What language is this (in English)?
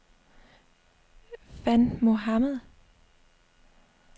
Danish